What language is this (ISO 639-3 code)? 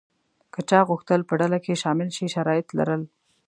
pus